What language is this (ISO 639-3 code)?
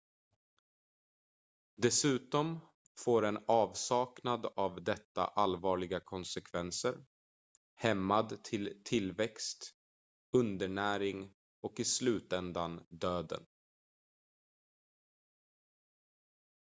swe